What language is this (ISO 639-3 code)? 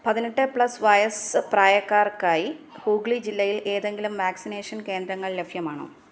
mal